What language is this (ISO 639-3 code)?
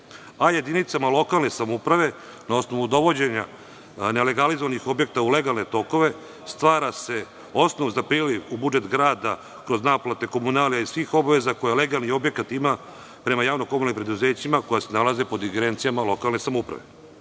srp